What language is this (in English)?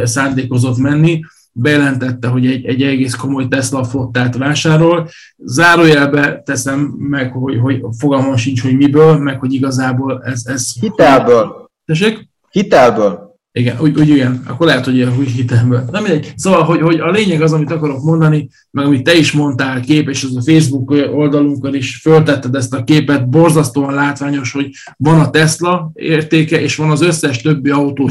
Hungarian